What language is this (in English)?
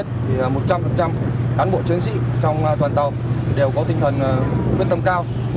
Vietnamese